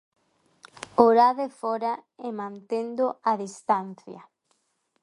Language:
Galician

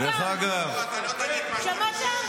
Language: Hebrew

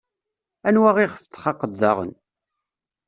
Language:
Kabyle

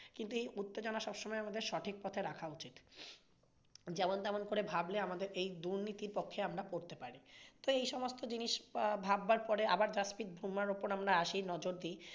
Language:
Bangla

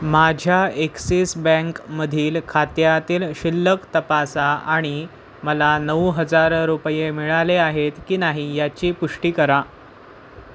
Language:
Marathi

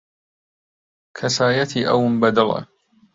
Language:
Central Kurdish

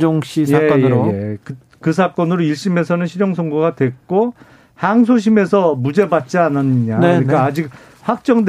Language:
Korean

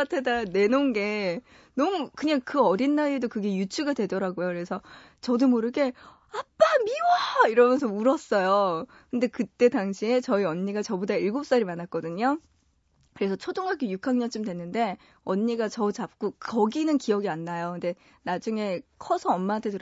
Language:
Korean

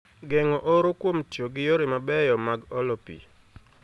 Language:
Luo (Kenya and Tanzania)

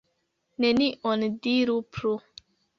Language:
Esperanto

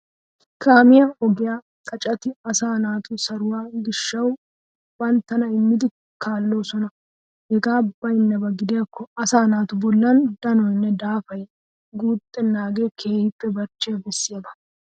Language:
Wolaytta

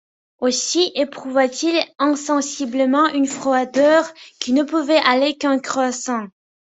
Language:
French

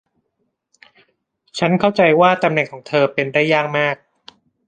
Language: Thai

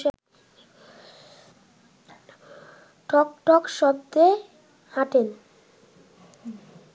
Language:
Bangla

